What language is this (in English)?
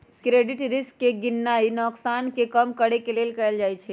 Magahi